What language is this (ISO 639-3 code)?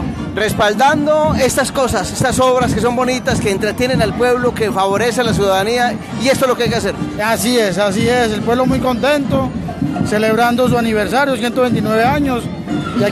spa